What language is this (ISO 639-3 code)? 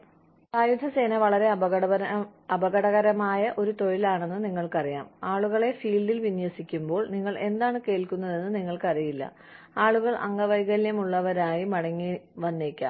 mal